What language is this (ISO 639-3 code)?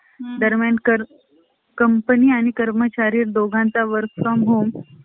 mar